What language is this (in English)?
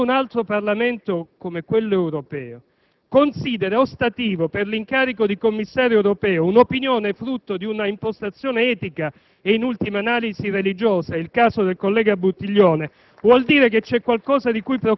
Italian